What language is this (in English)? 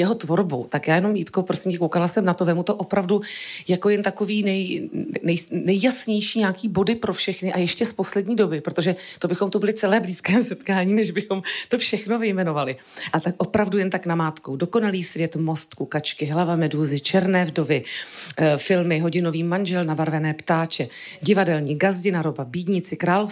Czech